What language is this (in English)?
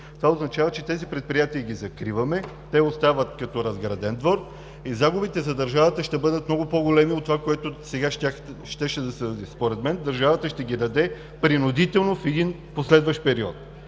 Bulgarian